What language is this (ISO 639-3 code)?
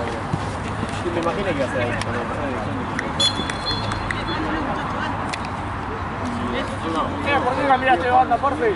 spa